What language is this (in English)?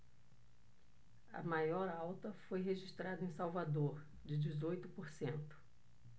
Portuguese